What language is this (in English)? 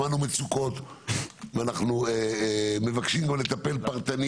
Hebrew